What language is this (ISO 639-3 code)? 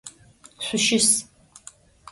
ady